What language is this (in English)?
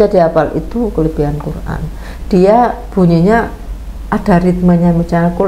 Indonesian